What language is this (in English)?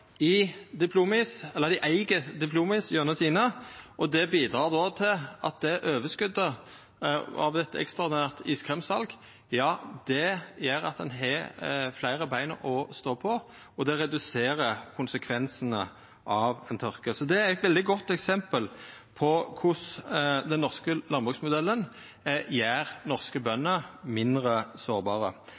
Norwegian Nynorsk